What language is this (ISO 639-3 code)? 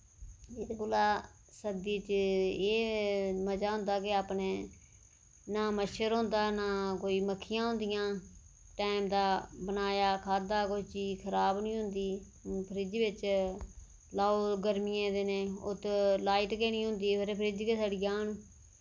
doi